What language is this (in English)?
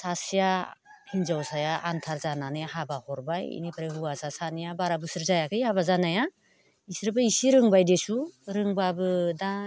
Bodo